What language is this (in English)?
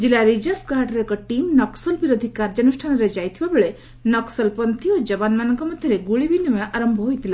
Odia